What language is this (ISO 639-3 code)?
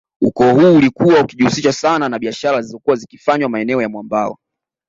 swa